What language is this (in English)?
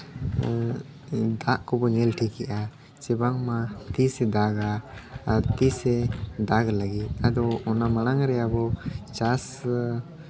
Santali